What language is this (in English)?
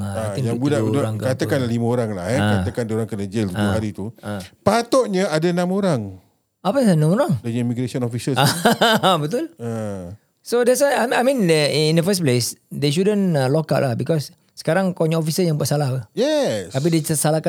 Malay